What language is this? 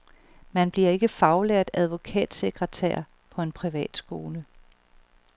Danish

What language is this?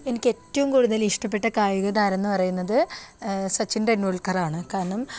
Malayalam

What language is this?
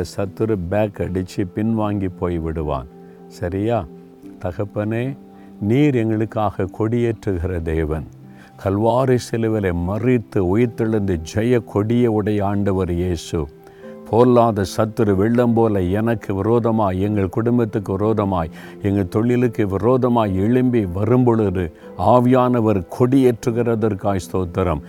Tamil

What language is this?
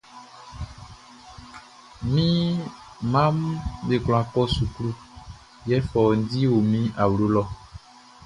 Baoulé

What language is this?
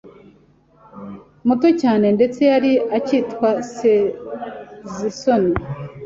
Kinyarwanda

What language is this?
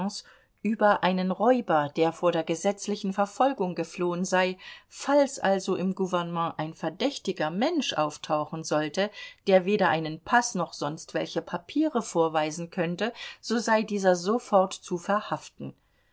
German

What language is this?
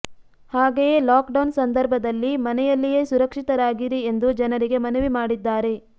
Kannada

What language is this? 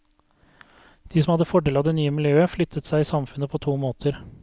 Norwegian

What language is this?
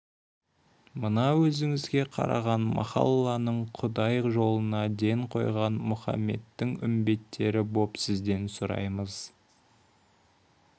Kazakh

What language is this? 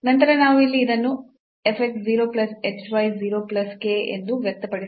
Kannada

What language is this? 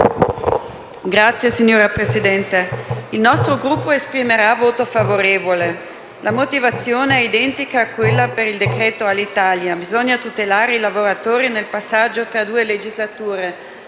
Italian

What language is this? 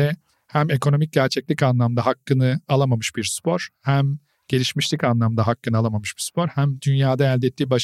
Turkish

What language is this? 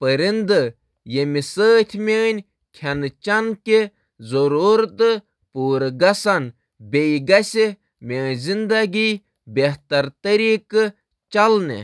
Kashmiri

